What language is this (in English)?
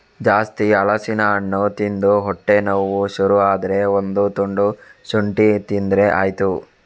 Kannada